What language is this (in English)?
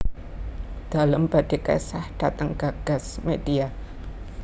Javanese